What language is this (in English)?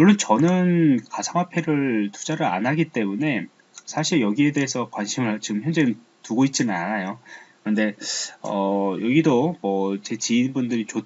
Korean